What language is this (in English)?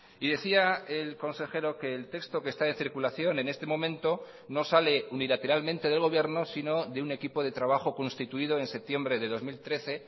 Spanish